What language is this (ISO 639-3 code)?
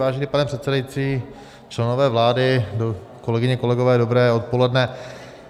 ces